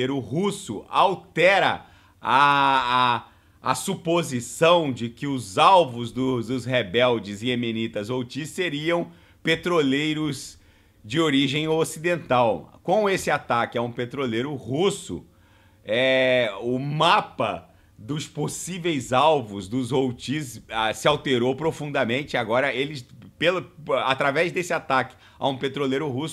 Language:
Portuguese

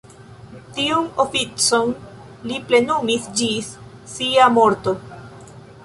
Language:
Esperanto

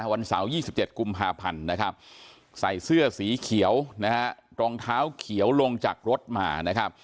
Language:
Thai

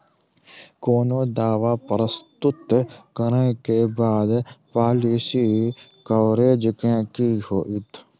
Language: Maithili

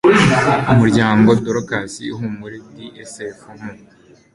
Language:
Kinyarwanda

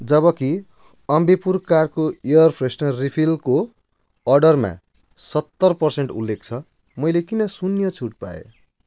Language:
Nepali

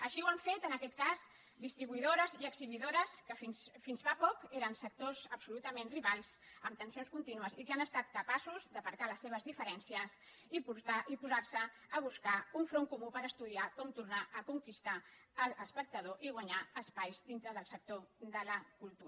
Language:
Catalan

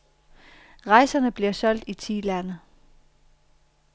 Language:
Danish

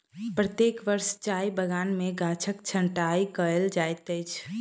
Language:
Maithili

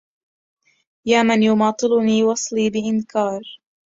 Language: Arabic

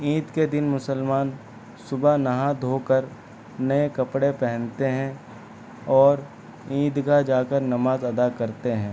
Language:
Urdu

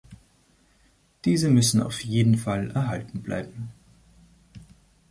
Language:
German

